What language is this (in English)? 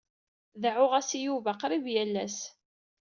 Kabyle